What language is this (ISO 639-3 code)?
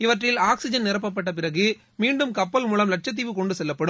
tam